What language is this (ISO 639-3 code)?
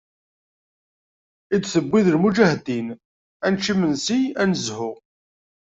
kab